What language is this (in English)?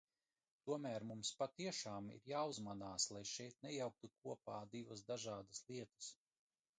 Latvian